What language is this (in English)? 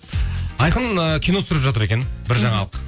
Kazakh